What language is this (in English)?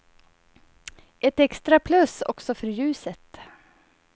Swedish